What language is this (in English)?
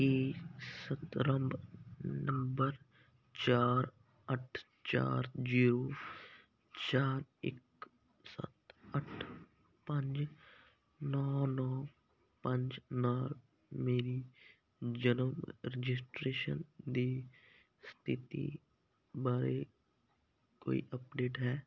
Punjabi